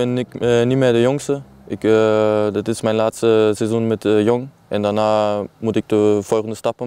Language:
Dutch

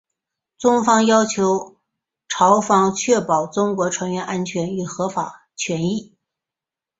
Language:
Chinese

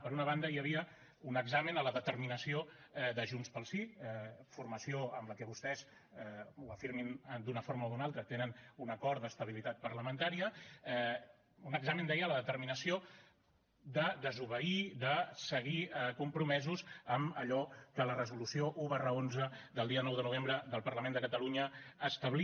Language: Catalan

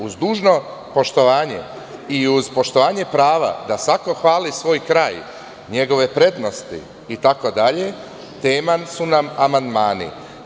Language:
Serbian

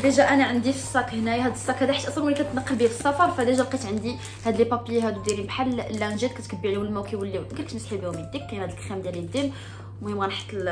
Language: Arabic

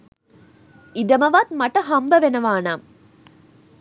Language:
Sinhala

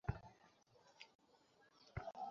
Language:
Bangla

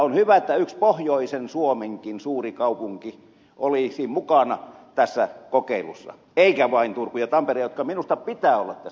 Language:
Finnish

